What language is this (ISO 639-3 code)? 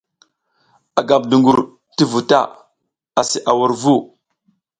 giz